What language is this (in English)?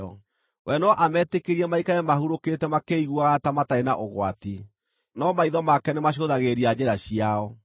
Kikuyu